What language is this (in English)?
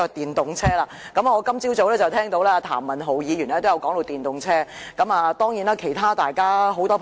Cantonese